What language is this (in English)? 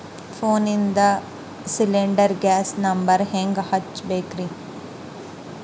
Kannada